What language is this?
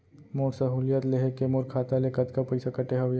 Chhattisgarhi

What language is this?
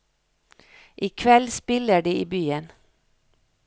Norwegian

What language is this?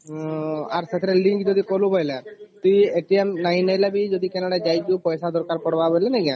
Odia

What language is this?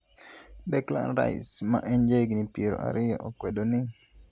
Luo (Kenya and Tanzania)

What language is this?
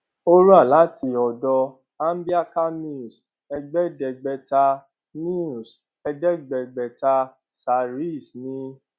Yoruba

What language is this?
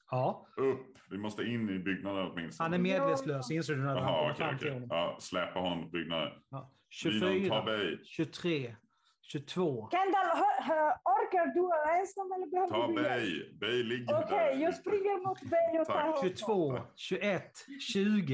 Swedish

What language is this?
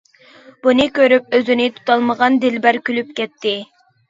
Uyghur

